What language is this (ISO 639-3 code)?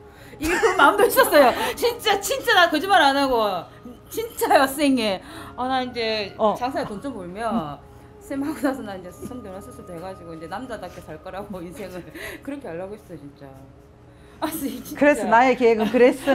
kor